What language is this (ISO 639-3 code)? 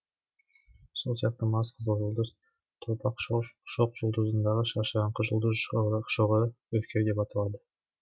kaz